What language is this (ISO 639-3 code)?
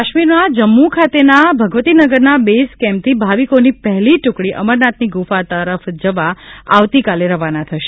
guj